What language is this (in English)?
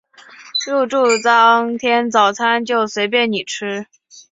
Chinese